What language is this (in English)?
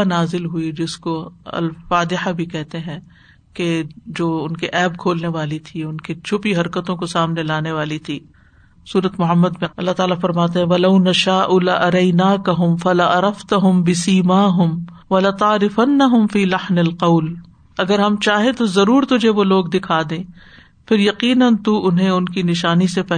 Urdu